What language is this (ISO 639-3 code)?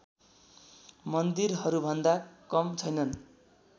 nep